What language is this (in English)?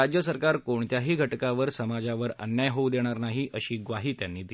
Marathi